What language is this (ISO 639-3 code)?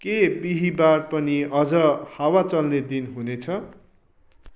nep